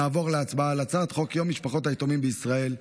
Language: Hebrew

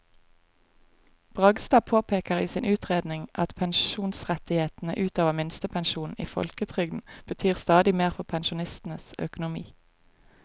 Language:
Norwegian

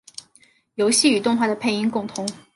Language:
Chinese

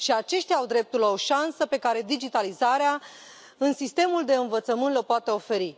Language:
Romanian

